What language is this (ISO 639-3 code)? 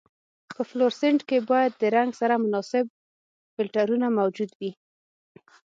pus